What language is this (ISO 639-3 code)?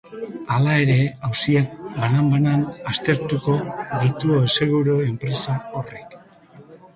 eus